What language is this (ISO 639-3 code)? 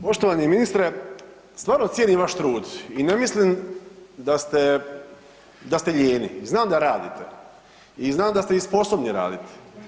hrv